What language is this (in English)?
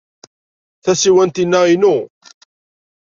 Kabyle